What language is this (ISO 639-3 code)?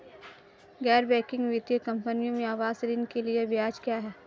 hin